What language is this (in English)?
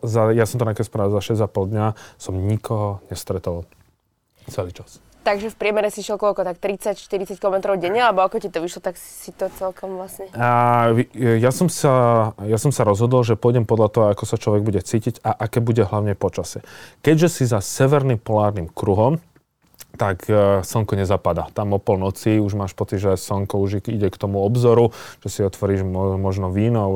Slovak